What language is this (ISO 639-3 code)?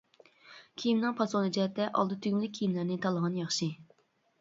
uig